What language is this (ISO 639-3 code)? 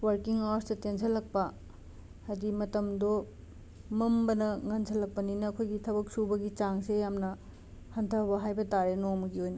mni